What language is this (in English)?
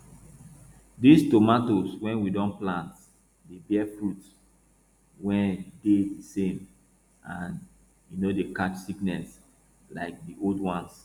Nigerian Pidgin